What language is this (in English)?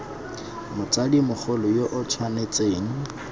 Tswana